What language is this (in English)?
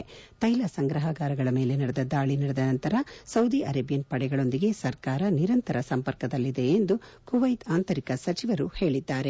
Kannada